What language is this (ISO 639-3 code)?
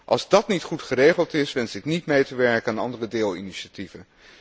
nld